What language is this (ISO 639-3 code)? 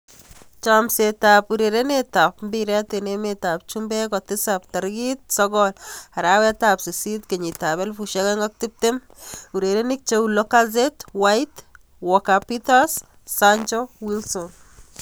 kln